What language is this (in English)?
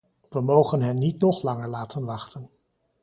Dutch